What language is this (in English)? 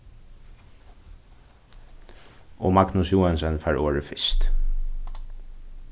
Faroese